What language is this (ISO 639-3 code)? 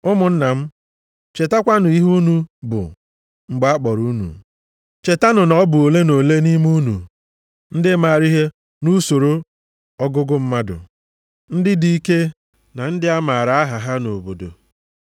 ibo